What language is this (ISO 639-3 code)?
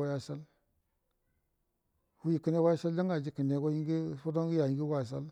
bdm